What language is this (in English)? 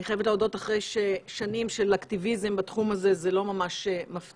Hebrew